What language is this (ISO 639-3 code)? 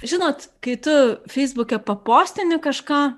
lit